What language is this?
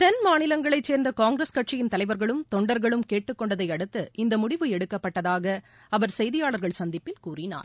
Tamil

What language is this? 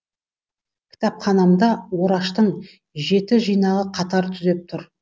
Kazakh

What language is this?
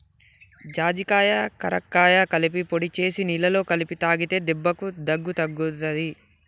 Telugu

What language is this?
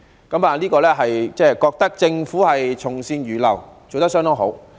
Cantonese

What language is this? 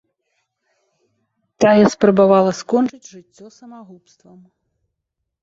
Belarusian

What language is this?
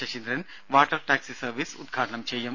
Malayalam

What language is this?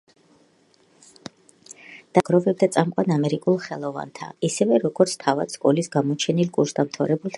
Georgian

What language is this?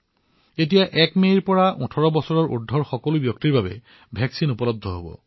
Assamese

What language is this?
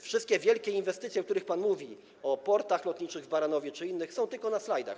Polish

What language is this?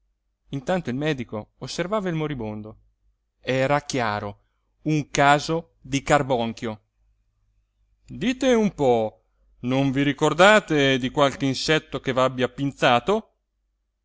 Italian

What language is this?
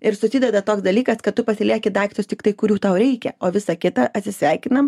Lithuanian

